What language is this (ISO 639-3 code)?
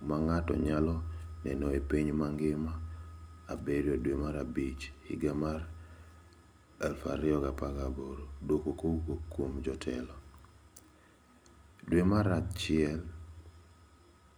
luo